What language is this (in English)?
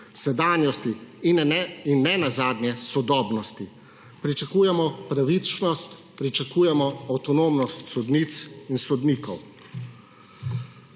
Slovenian